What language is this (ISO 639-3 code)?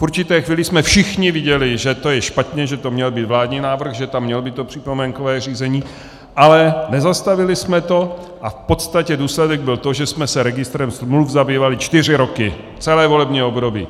ces